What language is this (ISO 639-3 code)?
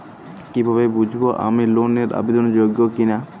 ben